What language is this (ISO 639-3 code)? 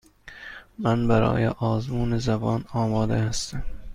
fas